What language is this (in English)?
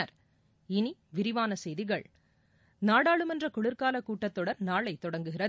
Tamil